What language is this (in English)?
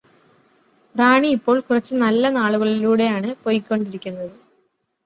Malayalam